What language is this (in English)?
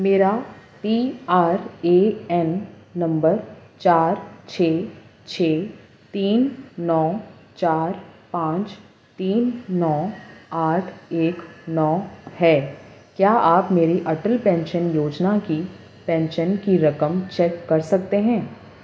Urdu